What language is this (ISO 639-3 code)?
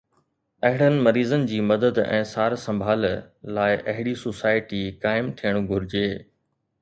snd